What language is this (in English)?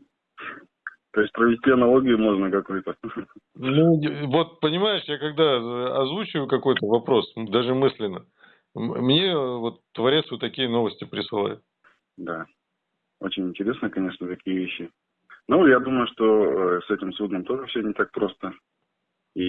Russian